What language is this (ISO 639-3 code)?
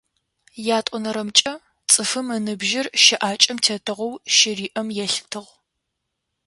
ady